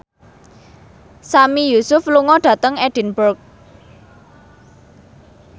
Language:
Javanese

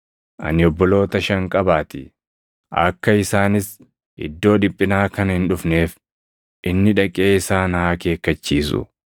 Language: Oromo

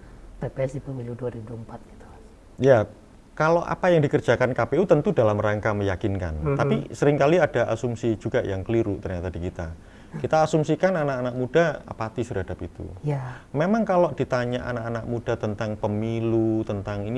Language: Indonesian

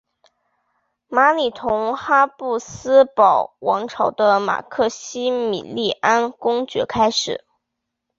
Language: Chinese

